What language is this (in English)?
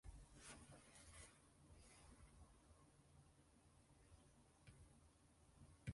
Japanese